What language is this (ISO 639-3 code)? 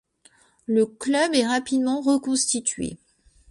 fra